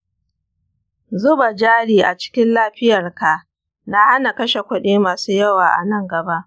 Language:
Hausa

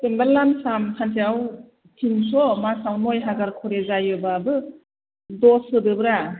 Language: Bodo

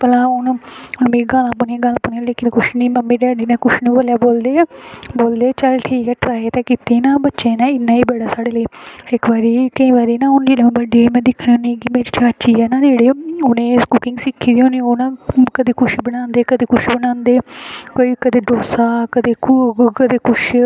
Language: Dogri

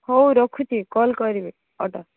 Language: Odia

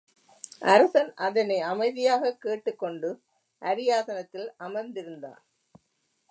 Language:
Tamil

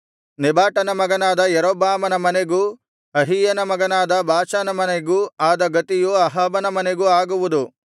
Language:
Kannada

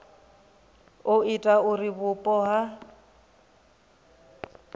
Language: Venda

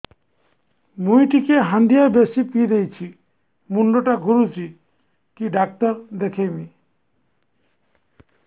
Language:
Odia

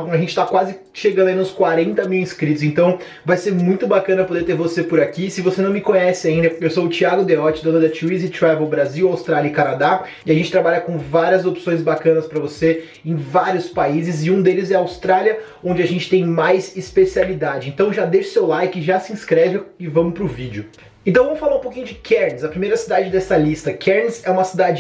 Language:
Portuguese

